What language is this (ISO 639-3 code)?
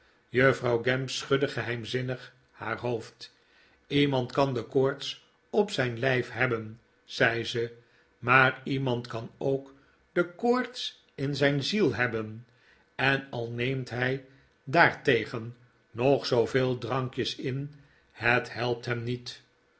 nld